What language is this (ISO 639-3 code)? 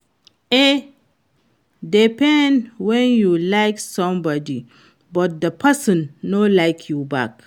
pcm